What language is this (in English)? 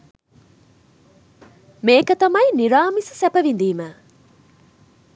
Sinhala